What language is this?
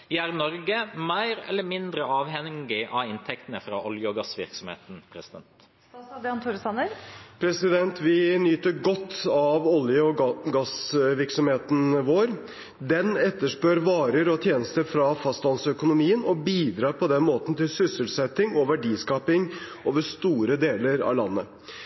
Norwegian Bokmål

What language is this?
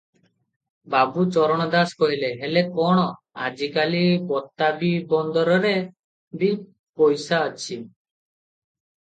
Odia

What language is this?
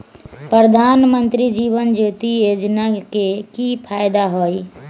Magahi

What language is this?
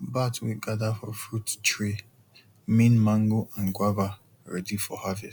Nigerian Pidgin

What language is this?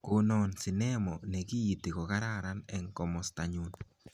Kalenjin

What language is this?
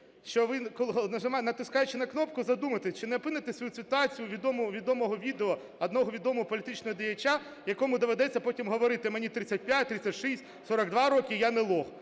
Ukrainian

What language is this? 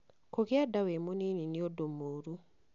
Kikuyu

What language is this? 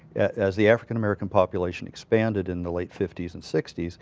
English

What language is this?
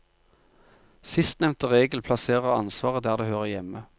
Norwegian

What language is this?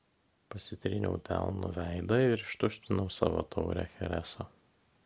Lithuanian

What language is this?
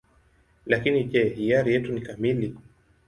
Swahili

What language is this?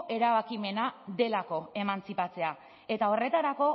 Basque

